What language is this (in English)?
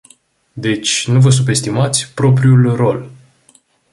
Romanian